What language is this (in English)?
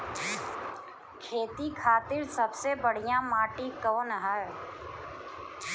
Bhojpuri